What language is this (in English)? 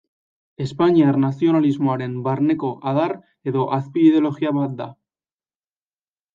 Basque